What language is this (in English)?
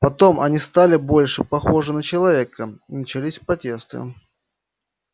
Russian